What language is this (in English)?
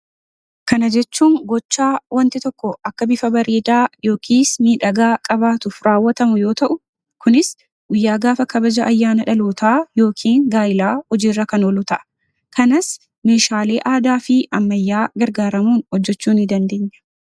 Oromo